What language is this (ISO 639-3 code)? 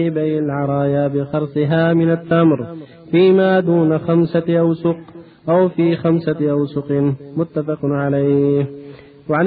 ara